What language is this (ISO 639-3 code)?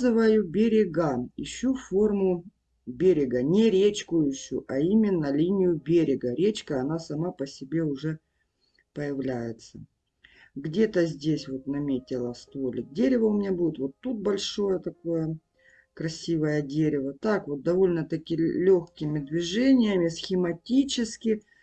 rus